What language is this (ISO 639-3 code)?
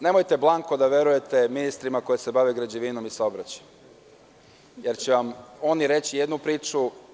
srp